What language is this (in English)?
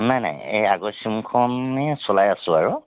Assamese